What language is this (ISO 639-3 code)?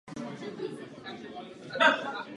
ces